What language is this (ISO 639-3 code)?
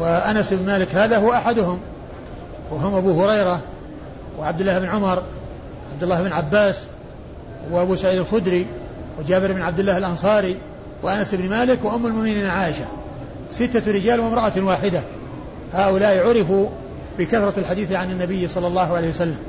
ara